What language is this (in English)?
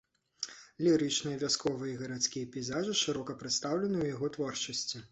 Belarusian